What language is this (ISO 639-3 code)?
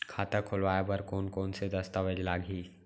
hne